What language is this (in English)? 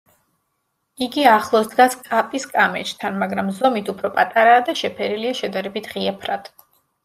Georgian